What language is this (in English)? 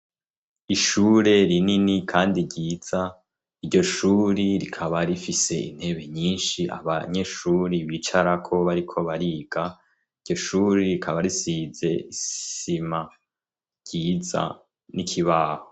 Rundi